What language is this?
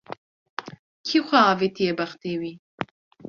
Kurdish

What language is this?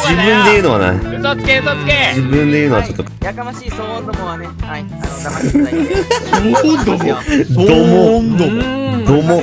Japanese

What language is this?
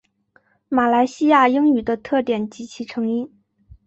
Chinese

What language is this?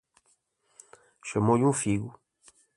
Portuguese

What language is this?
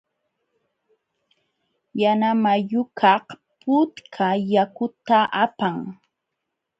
Jauja Wanca Quechua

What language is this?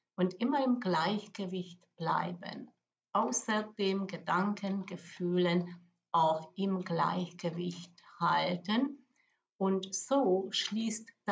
German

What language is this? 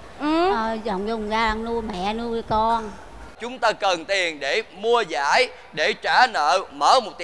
Vietnamese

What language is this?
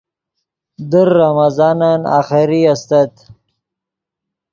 Yidgha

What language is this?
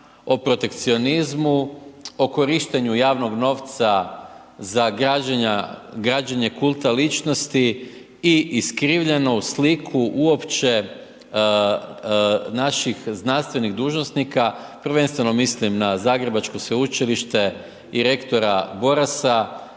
Croatian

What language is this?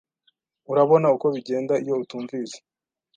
Kinyarwanda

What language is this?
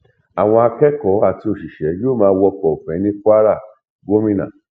Yoruba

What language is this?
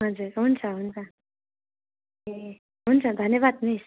Nepali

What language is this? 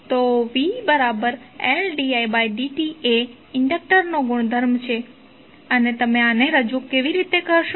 Gujarati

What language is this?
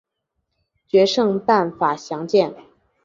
Chinese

